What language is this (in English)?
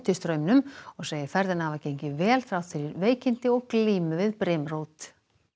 Icelandic